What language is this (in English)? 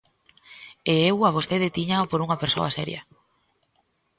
Galician